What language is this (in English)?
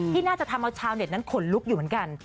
Thai